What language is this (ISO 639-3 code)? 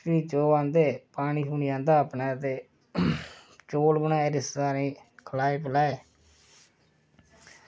doi